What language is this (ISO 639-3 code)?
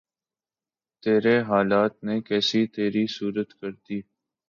urd